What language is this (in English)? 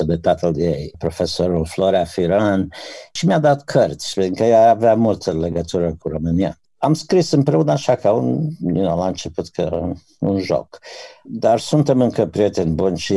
Romanian